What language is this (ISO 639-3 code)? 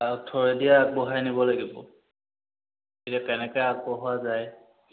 asm